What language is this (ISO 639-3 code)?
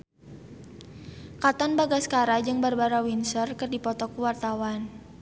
sun